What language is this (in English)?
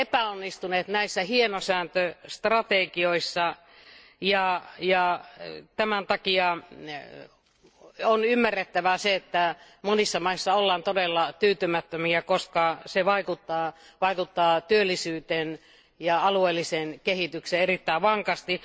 Finnish